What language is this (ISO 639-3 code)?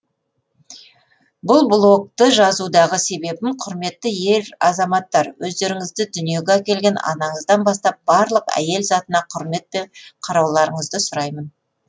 kaz